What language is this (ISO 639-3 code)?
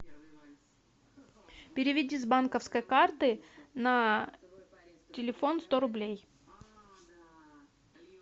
rus